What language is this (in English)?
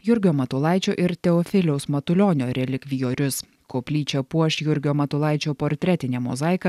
Lithuanian